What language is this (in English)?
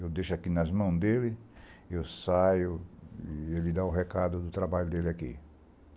Portuguese